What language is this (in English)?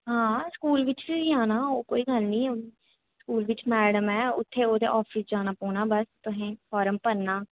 Dogri